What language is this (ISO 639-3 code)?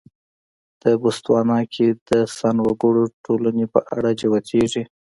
pus